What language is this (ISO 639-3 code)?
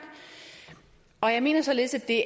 dan